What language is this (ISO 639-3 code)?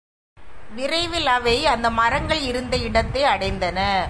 tam